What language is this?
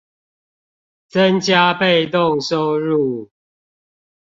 Chinese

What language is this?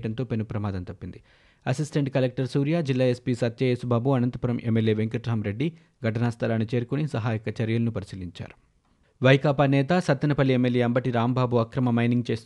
Telugu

